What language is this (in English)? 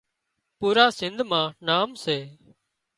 Wadiyara Koli